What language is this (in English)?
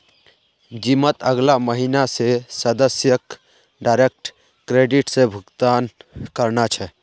Magahi